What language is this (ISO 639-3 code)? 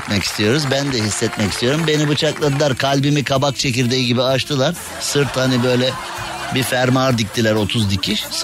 tur